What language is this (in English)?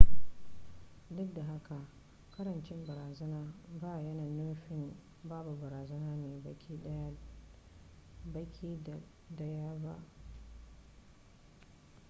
Hausa